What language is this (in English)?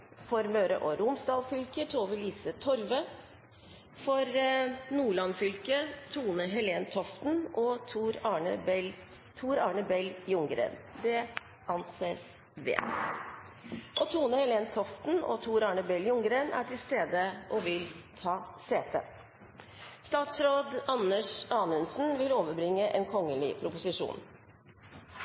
Norwegian Bokmål